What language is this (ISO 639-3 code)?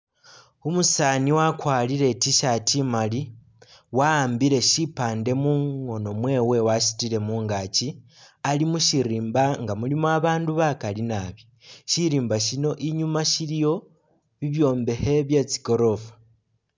myx